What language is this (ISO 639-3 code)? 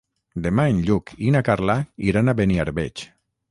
cat